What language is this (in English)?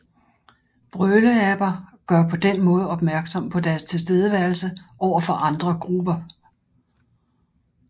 Danish